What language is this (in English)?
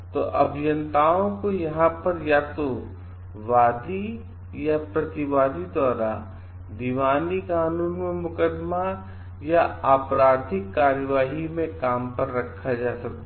Hindi